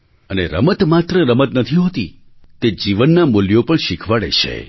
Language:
Gujarati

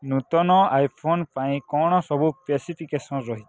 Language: Odia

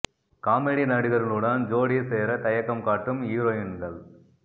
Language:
Tamil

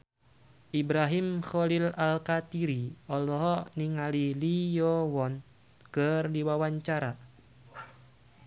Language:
Sundanese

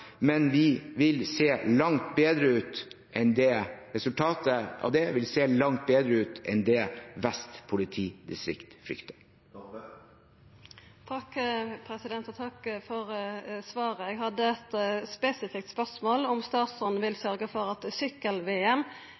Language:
Norwegian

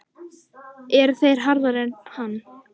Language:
Icelandic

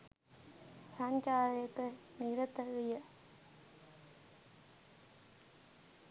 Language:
Sinhala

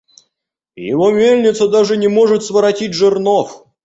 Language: Russian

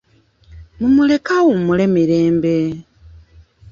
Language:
Ganda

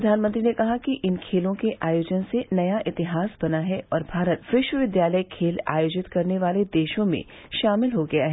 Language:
Hindi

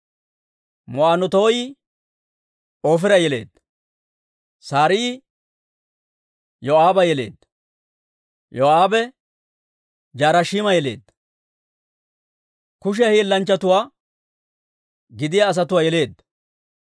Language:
Dawro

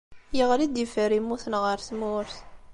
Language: Kabyle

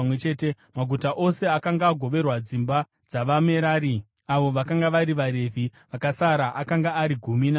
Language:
Shona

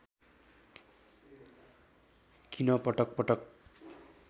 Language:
Nepali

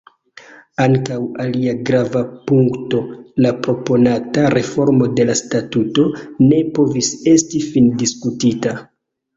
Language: Esperanto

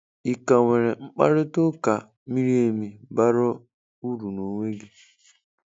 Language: Igbo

